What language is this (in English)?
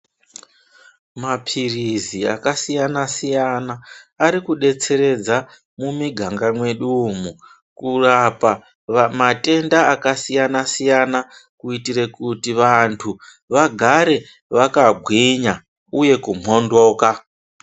Ndau